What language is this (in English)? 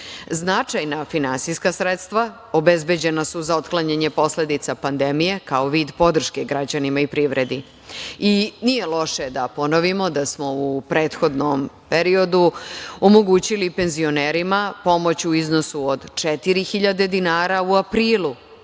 Serbian